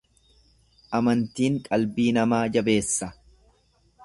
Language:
Oromo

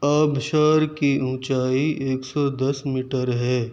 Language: Urdu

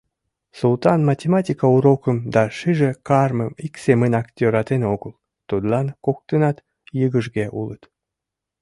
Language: Mari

